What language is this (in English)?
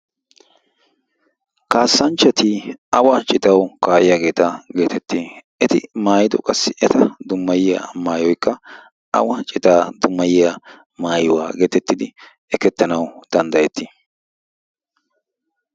Wolaytta